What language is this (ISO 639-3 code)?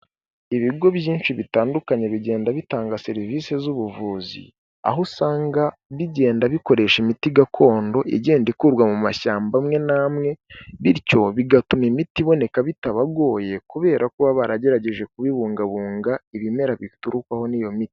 kin